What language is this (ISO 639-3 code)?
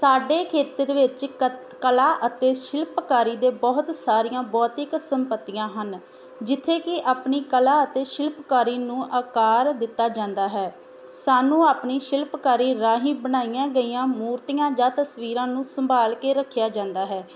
pan